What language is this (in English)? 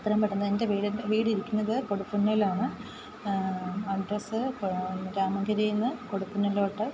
Malayalam